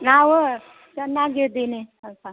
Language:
Kannada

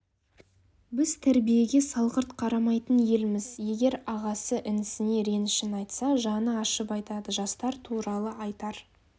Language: Kazakh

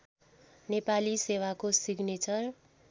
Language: Nepali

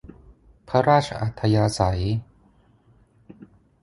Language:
Thai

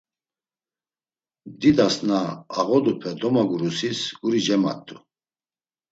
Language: Laz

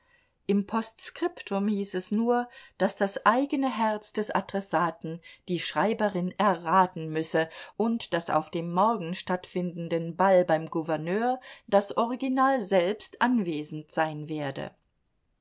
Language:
German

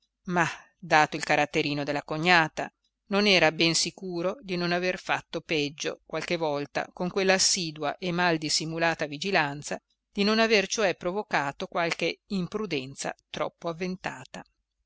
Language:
Italian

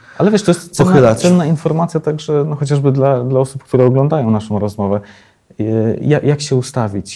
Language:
Polish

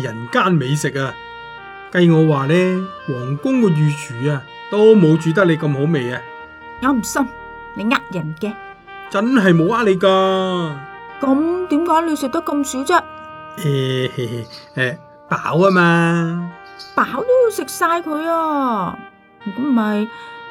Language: Chinese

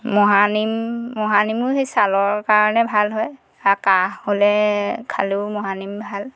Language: Assamese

